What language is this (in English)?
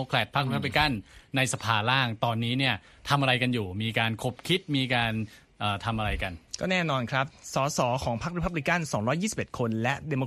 Thai